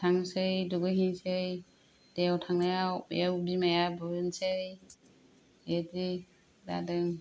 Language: Bodo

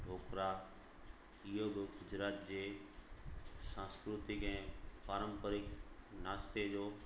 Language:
Sindhi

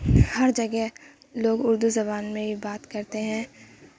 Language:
Urdu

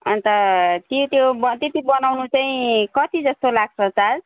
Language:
Nepali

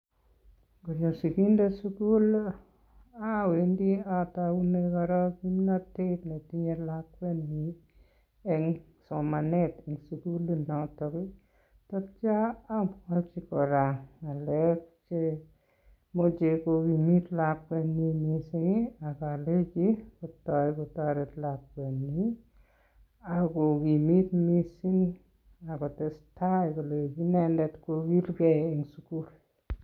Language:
Kalenjin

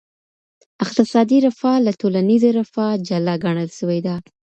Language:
Pashto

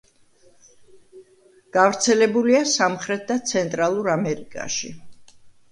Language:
Georgian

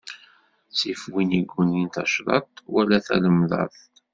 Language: Kabyle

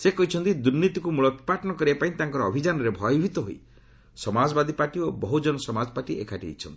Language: Odia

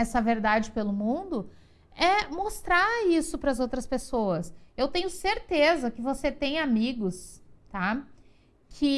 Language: Portuguese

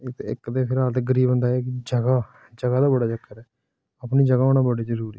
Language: Dogri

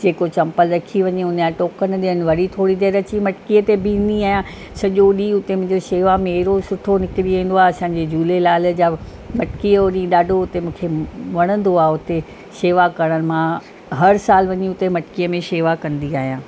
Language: Sindhi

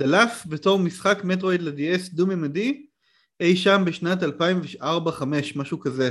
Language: Hebrew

